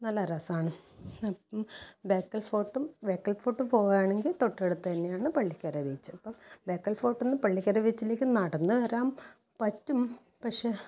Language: Malayalam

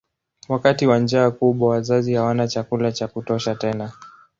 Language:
Swahili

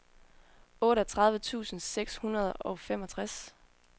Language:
Danish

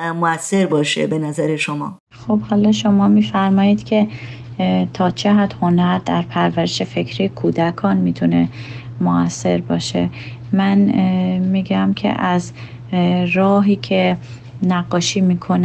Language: Persian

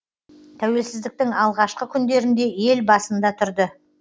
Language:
Kazakh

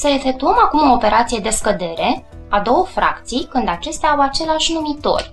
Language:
Romanian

